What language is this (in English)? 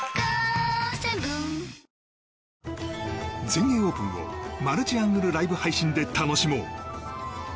Japanese